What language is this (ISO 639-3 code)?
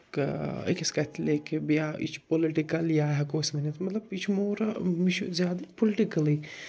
kas